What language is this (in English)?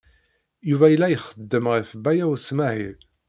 Kabyle